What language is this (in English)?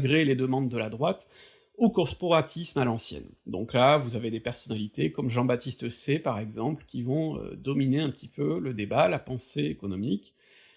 French